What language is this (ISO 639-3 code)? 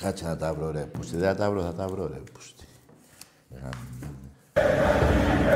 ell